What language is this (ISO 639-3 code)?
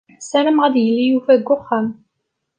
kab